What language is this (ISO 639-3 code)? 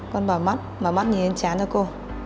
vie